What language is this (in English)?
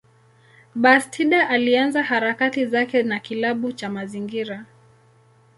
Swahili